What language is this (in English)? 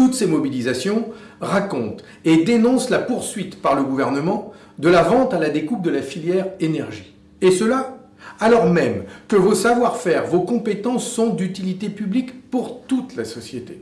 French